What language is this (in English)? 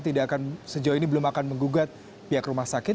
Indonesian